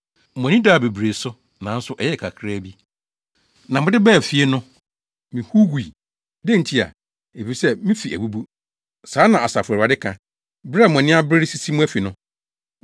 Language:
Akan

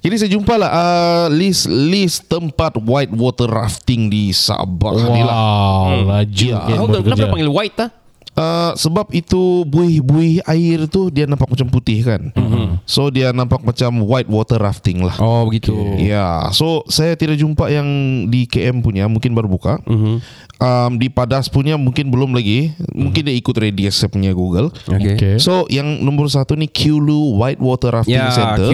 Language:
Malay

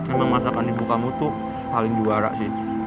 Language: Indonesian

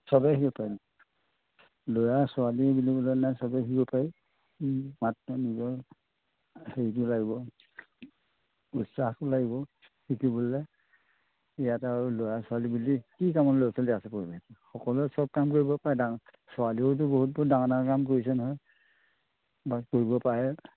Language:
Assamese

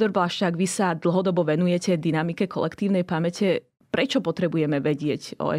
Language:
Slovak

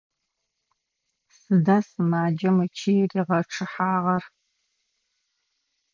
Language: Adyghe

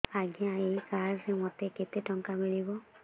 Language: Odia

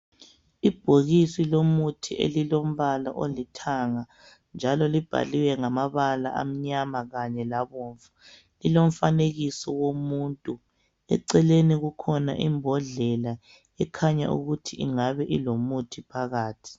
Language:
North Ndebele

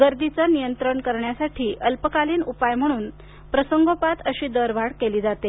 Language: Marathi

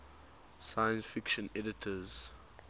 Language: English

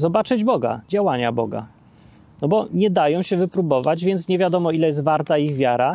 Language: Polish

